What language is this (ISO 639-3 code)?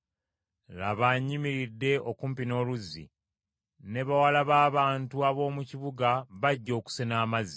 lug